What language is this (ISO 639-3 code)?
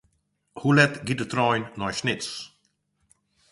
fry